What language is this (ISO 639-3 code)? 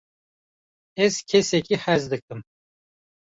kur